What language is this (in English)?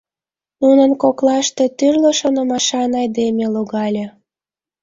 Mari